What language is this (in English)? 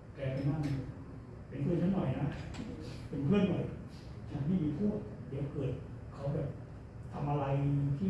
Thai